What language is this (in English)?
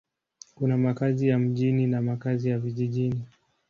Swahili